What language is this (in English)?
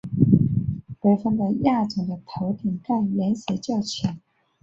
Chinese